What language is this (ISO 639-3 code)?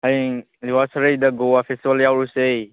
mni